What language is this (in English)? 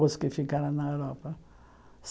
Portuguese